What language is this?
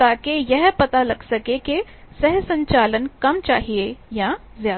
Hindi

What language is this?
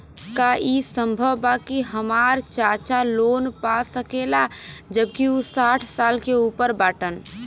Bhojpuri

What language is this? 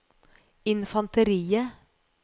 Norwegian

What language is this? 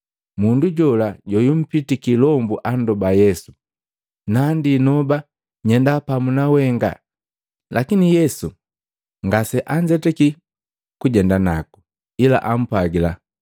Matengo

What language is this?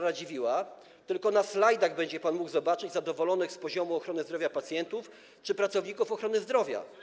Polish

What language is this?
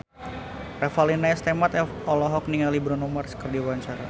Sundanese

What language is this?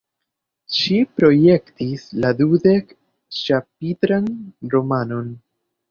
Esperanto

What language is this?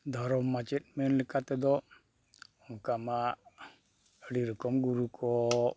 Santali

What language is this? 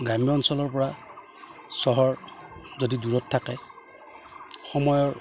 Assamese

